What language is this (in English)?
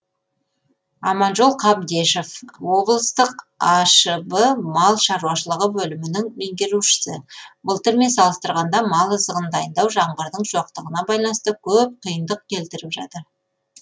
Kazakh